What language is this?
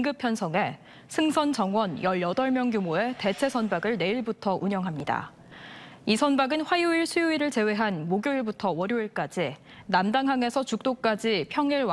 Korean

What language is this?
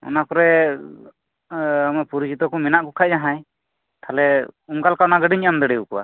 Santali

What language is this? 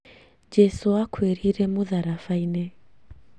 Kikuyu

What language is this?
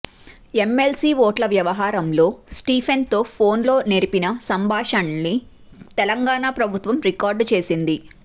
Telugu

